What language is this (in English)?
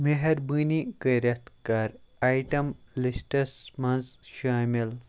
Kashmiri